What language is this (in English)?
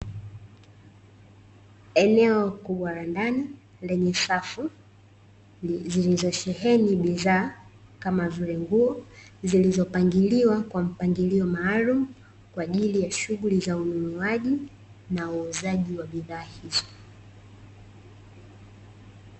Swahili